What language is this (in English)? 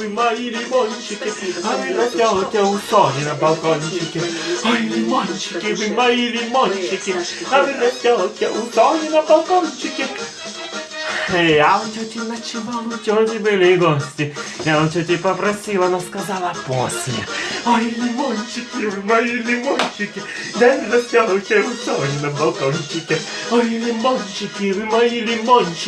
Russian